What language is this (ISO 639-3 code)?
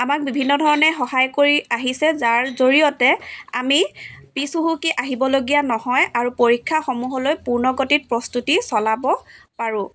asm